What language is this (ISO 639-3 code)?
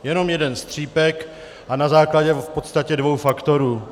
ces